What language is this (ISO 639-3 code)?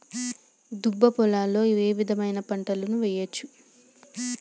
tel